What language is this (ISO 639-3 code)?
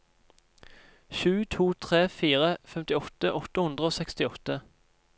nor